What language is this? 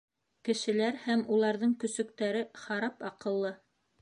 Bashkir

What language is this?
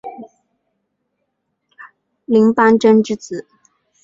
Chinese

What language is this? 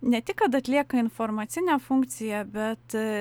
Lithuanian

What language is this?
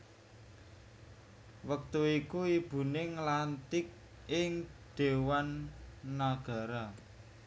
Javanese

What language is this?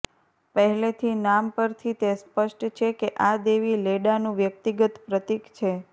Gujarati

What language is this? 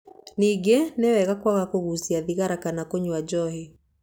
Kikuyu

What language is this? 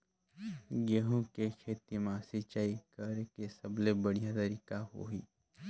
Chhattisgarhi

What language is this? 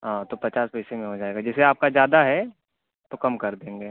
Urdu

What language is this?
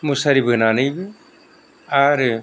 Bodo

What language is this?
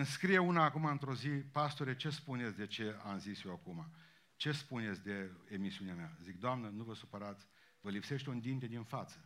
Romanian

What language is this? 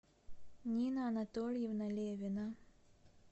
Russian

